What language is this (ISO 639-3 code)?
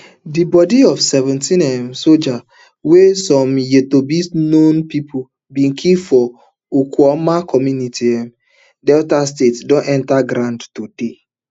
pcm